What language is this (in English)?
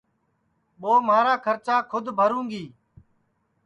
Sansi